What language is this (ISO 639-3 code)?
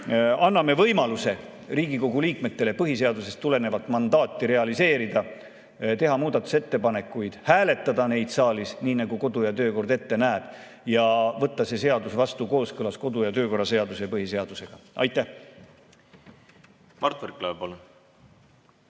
est